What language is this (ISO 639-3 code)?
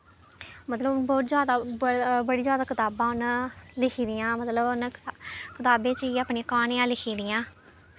doi